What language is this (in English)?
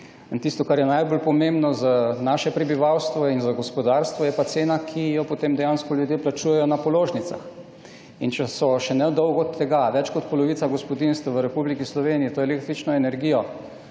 Slovenian